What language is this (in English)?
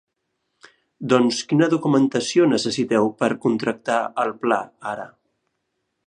Catalan